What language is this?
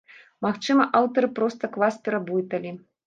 Belarusian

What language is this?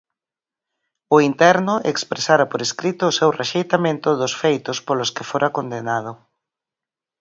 Galician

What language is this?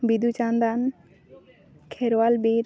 Santali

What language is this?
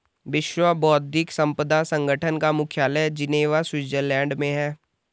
Hindi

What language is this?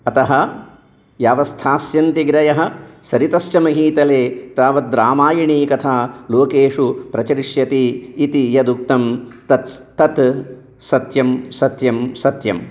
Sanskrit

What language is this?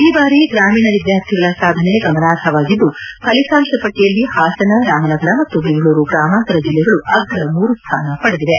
Kannada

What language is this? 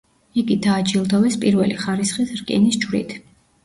Georgian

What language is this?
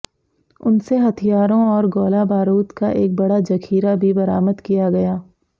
Hindi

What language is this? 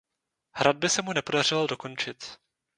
Czech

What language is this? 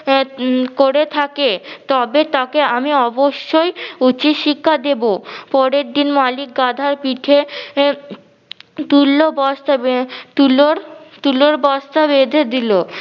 Bangla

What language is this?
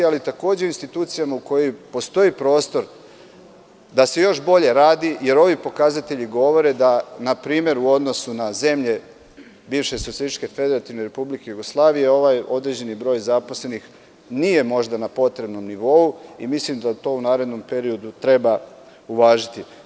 Serbian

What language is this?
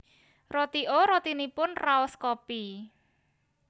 Javanese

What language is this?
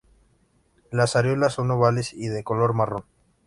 Spanish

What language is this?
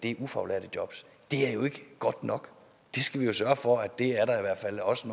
Danish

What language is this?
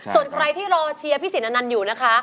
Thai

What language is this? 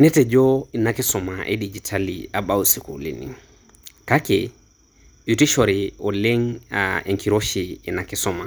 Masai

